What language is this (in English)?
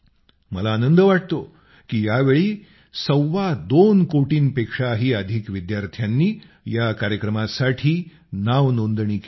Marathi